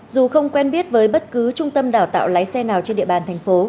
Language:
Vietnamese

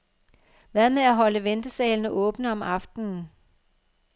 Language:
Danish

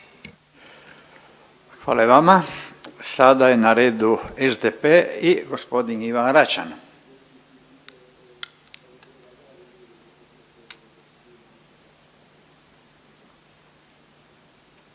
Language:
Croatian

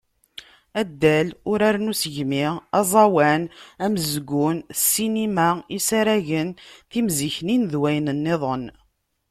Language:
Kabyle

